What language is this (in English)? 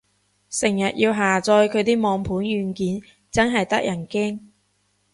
Cantonese